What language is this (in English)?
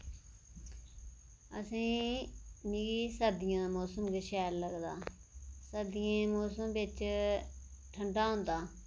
Dogri